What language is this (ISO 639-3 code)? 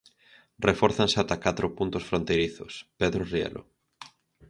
glg